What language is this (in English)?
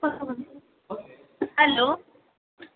Maithili